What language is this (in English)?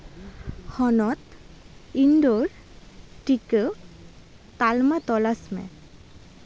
Santali